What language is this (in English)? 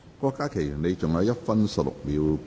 Cantonese